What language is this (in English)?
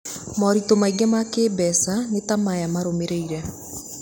Kikuyu